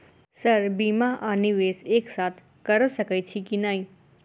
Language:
Maithili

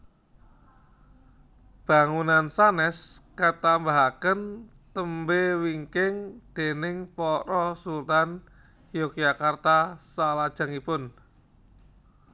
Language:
Javanese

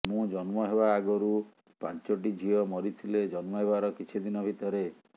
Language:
Odia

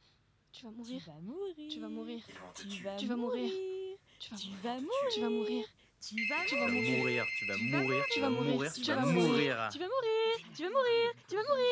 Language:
French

